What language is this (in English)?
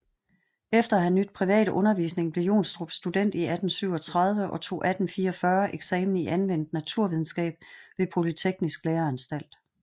Danish